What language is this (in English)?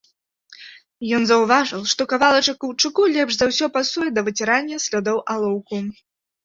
Belarusian